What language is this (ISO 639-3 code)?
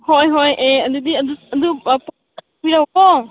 mni